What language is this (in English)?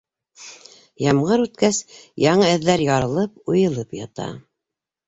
Bashkir